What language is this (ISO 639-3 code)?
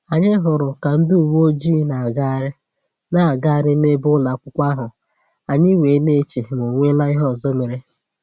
ibo